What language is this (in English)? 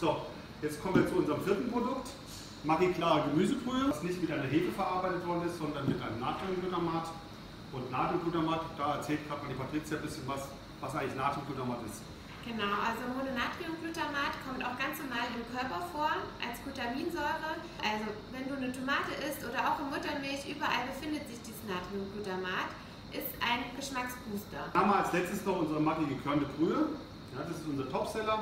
German